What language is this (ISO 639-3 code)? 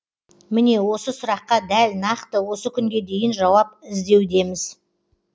kaz